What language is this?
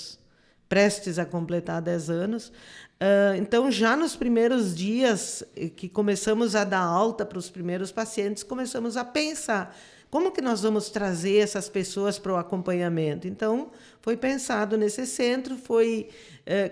Portuguese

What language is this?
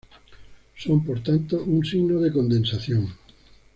Spanish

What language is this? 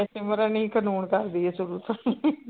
Punjabi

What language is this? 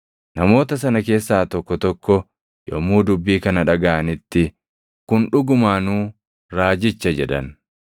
Oromo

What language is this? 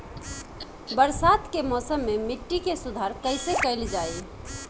Bhojpuri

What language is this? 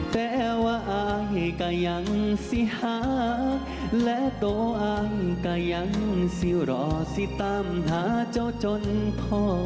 Thai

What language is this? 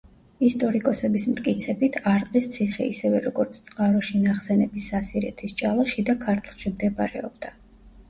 Georgian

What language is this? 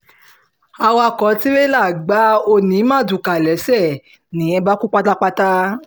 Yoruba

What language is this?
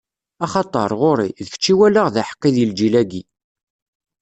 Kabyle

